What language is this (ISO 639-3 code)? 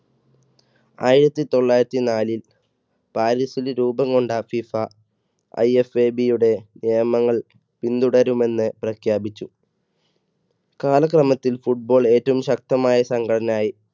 mal